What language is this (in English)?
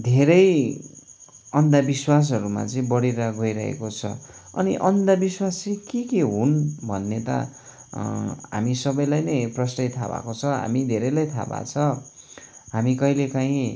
Nepali